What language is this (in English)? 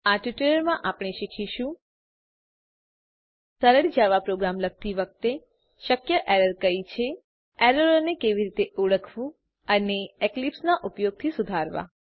Gujarati